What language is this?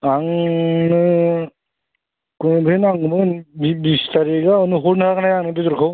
Bodo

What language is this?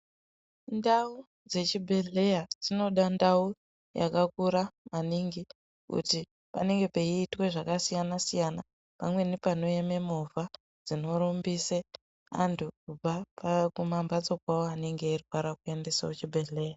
Ndau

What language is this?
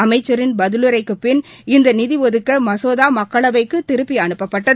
Tamil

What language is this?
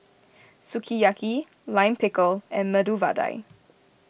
English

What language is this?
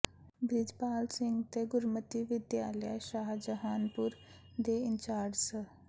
Punjabi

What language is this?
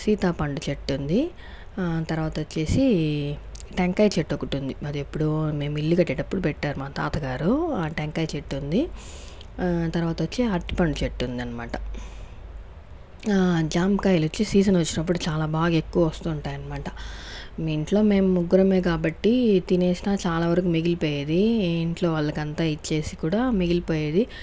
Telugu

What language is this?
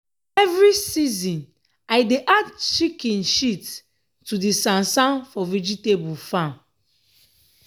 Nigerian Pidgin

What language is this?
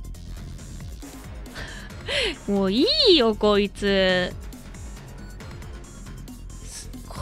Japanese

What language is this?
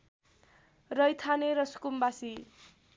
Nepali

